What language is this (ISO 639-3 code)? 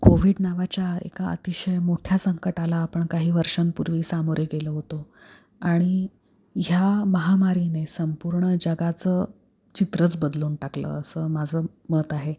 mar